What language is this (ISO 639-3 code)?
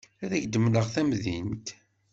kab